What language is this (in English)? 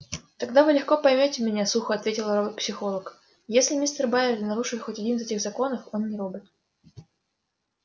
Russian